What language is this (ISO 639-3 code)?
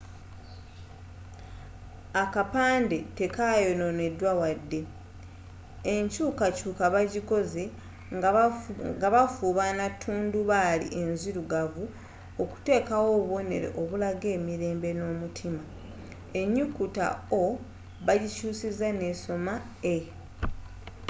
lug